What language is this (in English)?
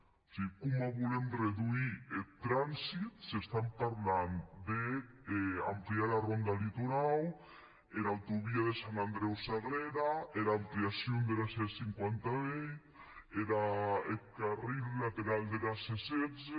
Catalan